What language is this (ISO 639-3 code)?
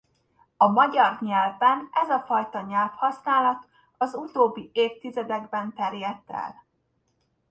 hun